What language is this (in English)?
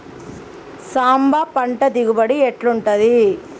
Telugu